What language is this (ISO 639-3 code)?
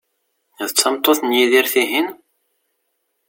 kab